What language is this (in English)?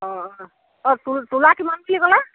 Assamese